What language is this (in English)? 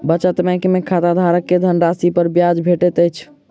Maithili